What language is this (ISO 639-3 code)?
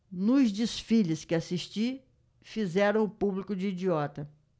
por